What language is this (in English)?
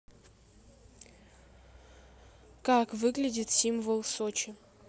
Russian